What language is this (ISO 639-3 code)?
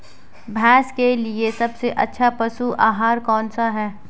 hin